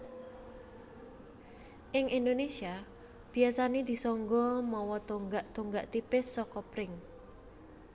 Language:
Javanese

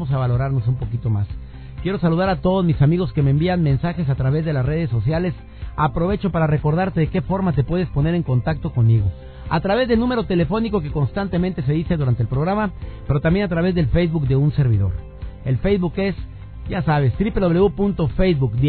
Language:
Spanish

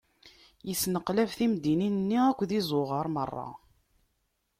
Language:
Kabyle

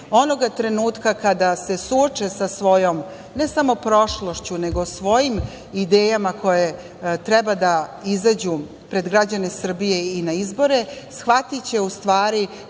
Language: Serbian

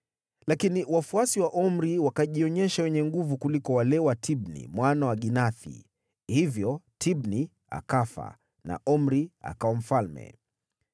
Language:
Swahili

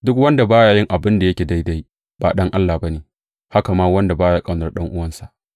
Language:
Hausa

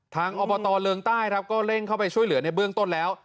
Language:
Thai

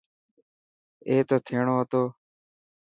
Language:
Dhatki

